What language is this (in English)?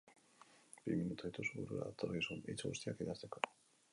Basque